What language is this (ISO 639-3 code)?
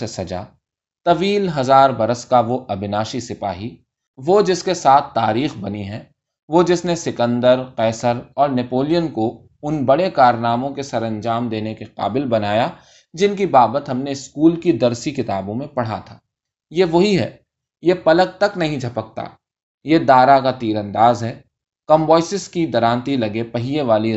urd